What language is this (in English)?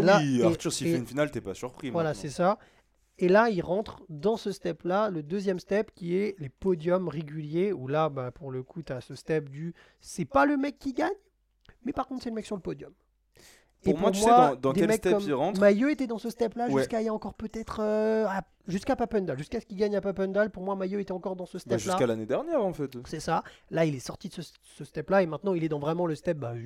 French